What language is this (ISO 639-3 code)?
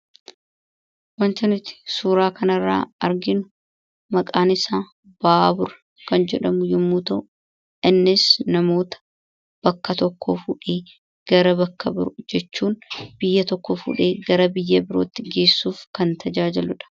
orm